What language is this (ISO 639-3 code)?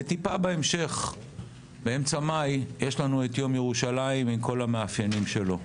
heb